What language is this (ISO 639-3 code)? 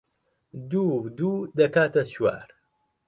ckb